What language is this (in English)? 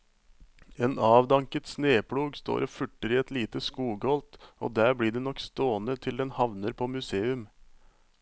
Norwegian